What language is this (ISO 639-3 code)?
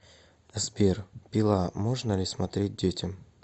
rus